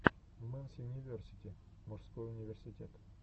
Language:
Russian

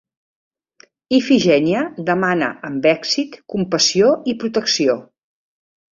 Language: Catalan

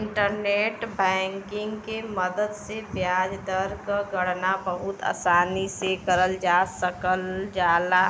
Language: Bhojpuri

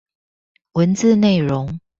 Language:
Chinese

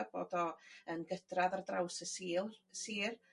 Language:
Welsh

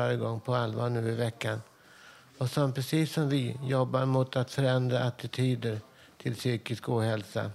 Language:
Swedish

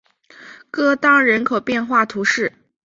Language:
Chinese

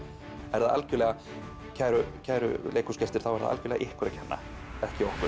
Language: Icelandic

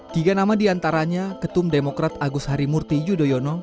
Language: Indonesian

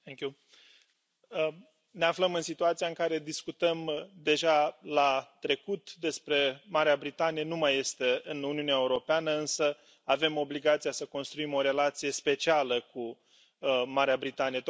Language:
Romanian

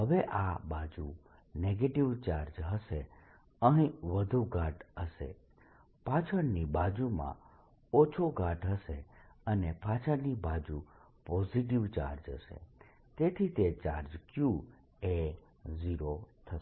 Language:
Gujarati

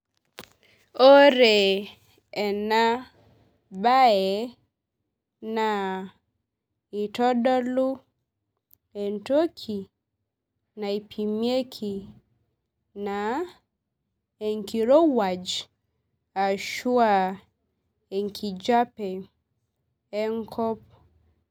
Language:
Masai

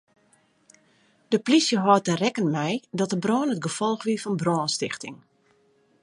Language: Western Frisian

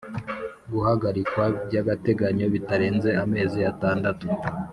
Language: Kinyarwanda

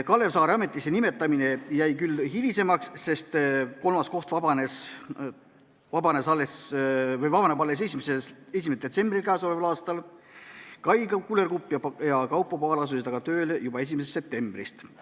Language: Estonian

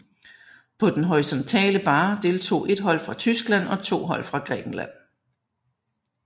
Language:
Danish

